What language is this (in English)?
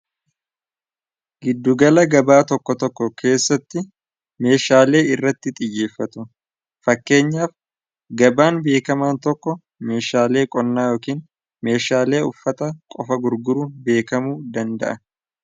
Oromo